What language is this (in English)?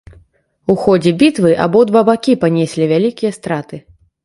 Belarusian